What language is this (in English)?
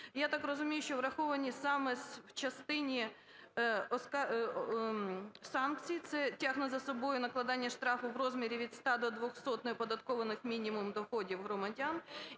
Ukrainian